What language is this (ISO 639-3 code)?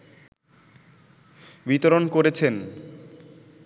ben